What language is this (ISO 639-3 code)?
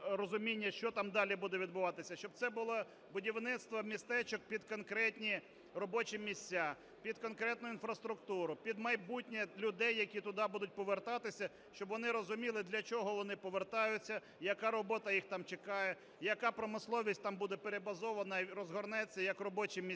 ukr